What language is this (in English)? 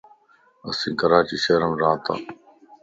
Lasi